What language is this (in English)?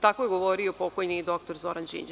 Serbian